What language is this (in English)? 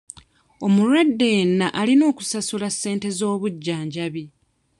Ganda